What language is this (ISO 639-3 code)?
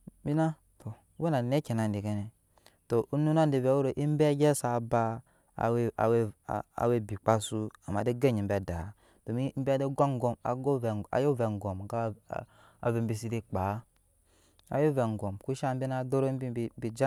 yes